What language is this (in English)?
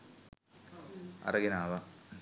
Sinhala